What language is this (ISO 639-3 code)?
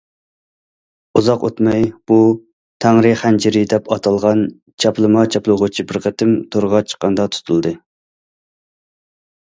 uig